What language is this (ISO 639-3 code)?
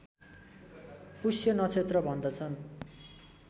nep